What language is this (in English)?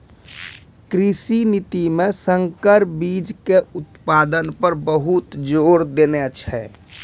Maithili